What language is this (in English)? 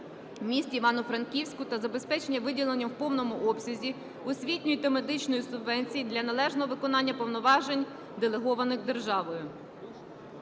Ukrainian